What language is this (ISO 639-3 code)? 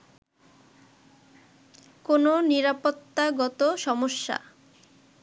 ben